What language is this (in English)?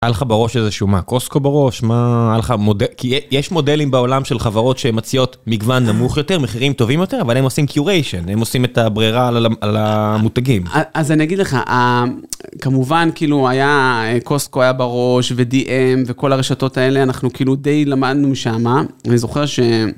Hebrew